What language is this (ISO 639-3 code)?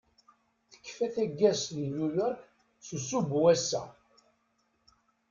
kab